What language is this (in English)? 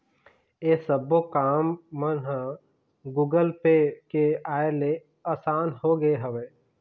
Chhattisgarhi